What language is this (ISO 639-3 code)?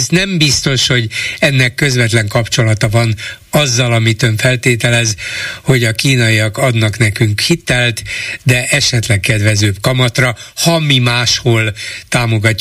hun